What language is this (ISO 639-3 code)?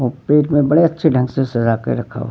hin